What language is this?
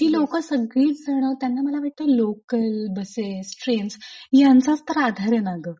Marathi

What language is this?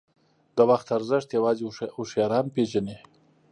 Pashto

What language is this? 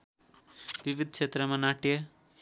Nepali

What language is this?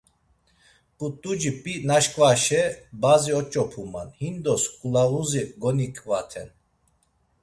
Laz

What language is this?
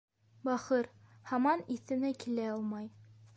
Bashkir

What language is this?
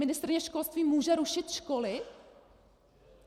Czech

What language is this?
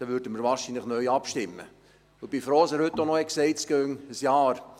Swiss German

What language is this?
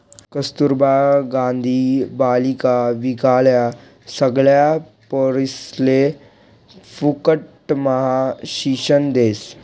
Marathi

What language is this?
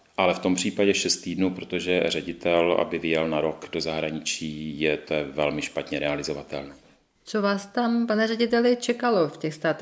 Czech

